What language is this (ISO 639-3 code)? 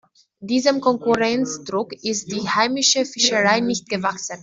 deu